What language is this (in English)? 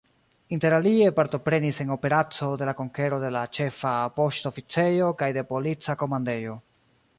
Esperanto